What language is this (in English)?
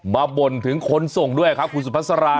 Thai